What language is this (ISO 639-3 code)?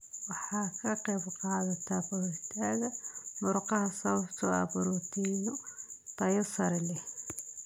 som